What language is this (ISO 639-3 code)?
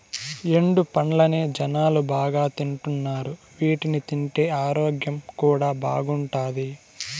tel